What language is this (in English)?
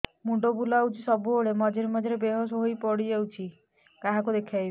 Odia